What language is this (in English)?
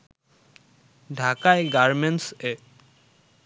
Bangla